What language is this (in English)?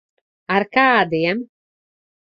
Latvian